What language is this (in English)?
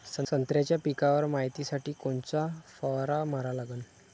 Marathi